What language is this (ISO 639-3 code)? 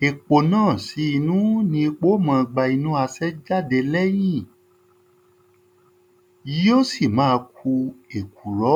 yor